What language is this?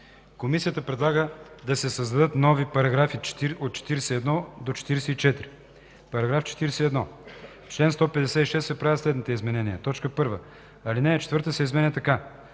Bulgarian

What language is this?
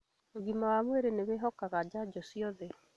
Kikuyu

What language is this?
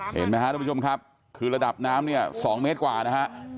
Thai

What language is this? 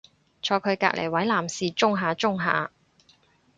Cantonese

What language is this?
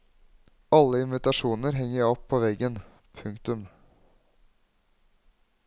Norwegian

